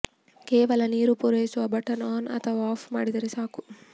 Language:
Kannada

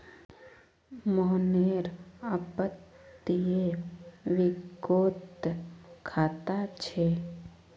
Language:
Magahi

